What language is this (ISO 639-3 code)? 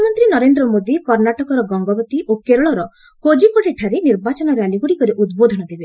ori